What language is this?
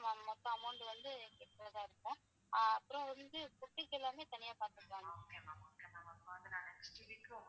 Tamil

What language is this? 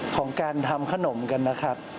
Thai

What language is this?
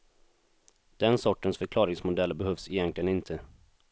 Swedish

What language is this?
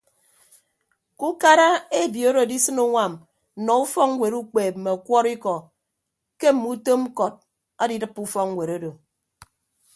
Ibibio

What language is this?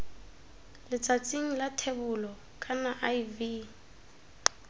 Tswana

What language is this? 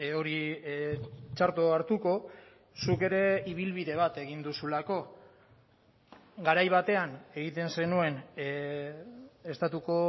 Basque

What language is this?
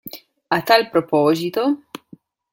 Italian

